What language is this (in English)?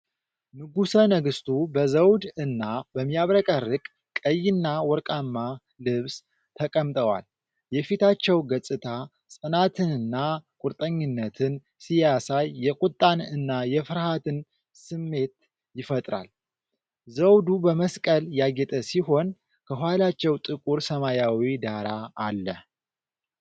Amharic